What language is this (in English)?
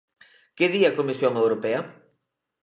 Galician